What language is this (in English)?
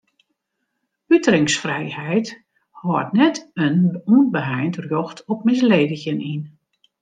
Western Frisian